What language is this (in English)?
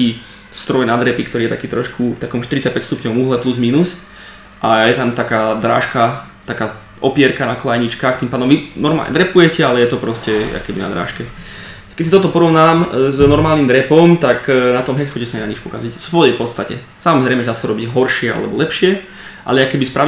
Slovak